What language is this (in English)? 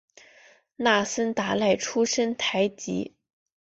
Chinese